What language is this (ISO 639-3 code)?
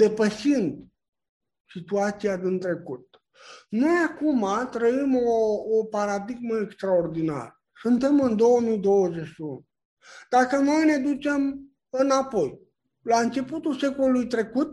ron